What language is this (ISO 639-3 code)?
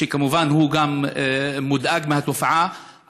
heb